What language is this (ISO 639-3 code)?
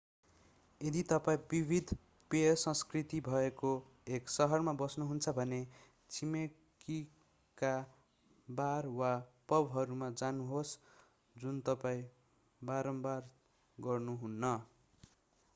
nep